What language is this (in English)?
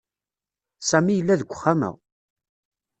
Kabyle